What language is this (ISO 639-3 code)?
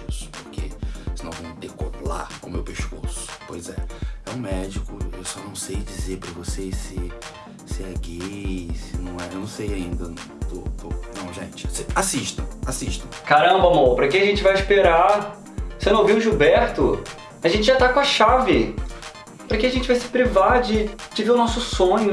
por